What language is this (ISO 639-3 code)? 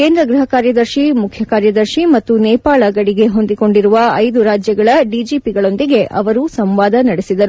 kan